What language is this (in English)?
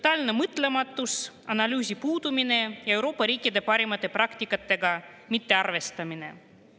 Estonian